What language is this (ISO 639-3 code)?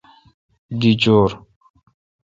xka